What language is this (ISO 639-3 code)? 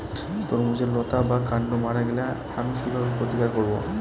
ben